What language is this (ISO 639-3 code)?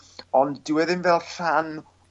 cym